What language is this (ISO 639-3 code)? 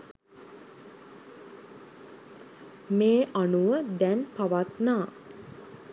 sin